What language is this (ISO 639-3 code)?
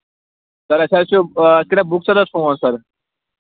kas